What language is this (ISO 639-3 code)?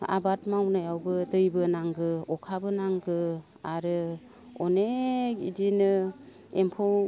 brx